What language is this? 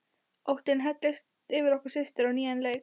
Icelandic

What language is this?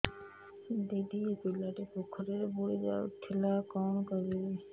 Odia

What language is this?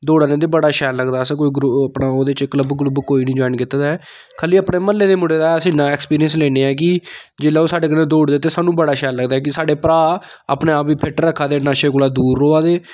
Dogri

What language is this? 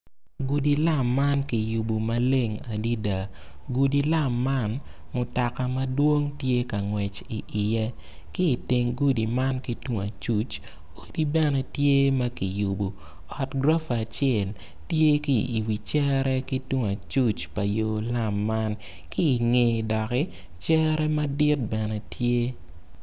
Acoli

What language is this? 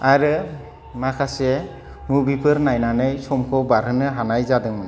Bodo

